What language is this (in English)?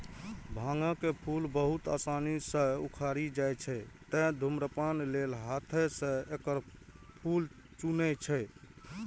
Maithili